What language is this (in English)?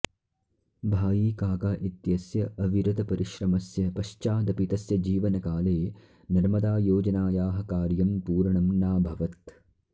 Sanskrit